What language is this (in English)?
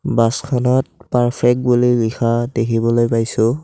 Assamese